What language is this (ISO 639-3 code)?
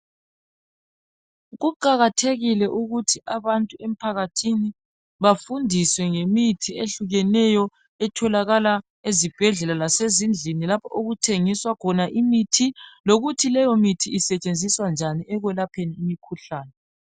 nde